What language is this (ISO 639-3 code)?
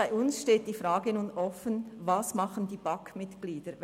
gsw